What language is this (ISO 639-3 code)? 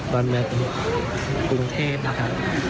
tha